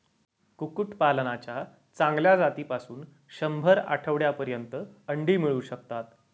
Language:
Marathi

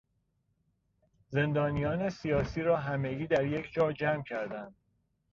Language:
Persian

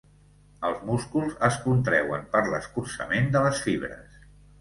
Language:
Catalan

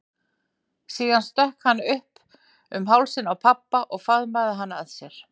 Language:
Icelandic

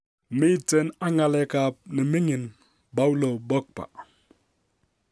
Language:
Kalenjin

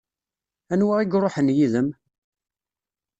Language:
Kabyle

